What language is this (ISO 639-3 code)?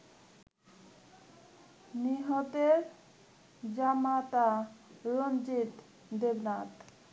ben